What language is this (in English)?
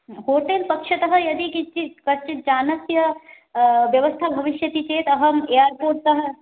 Sanskrit